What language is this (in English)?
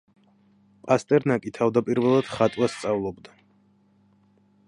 Georgian